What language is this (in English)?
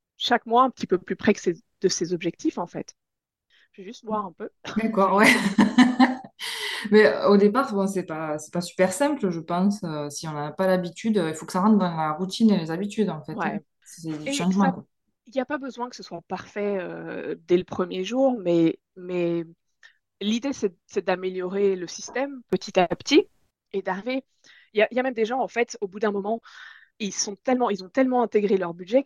French